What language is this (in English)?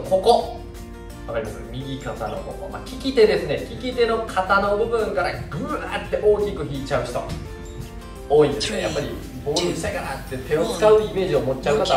Japanese